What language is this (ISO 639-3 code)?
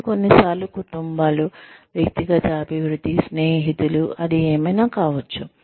tel